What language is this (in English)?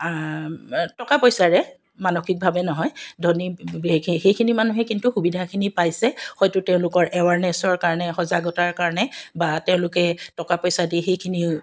Assamese